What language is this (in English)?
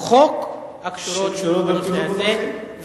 Hebrew